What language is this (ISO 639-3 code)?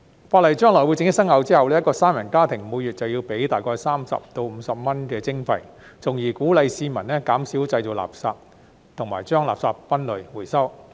yue